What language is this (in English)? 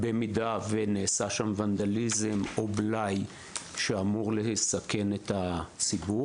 Hebrew